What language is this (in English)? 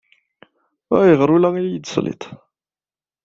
Kabyle